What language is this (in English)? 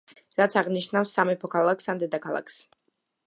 Georgian